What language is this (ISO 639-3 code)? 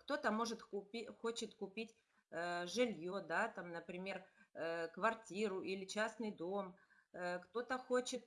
rus